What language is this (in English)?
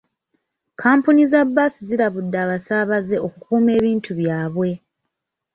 Ganda